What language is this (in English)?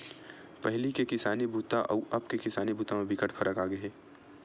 Chhattisgarhi